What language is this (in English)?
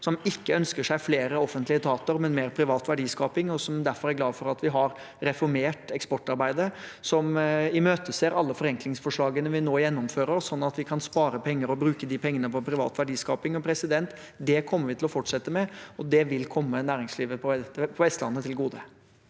Norwegian